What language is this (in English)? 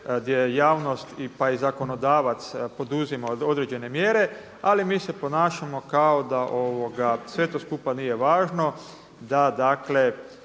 Croatian